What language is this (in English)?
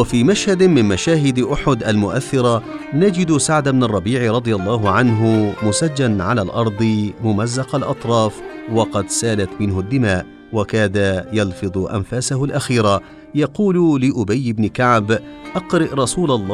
Arabic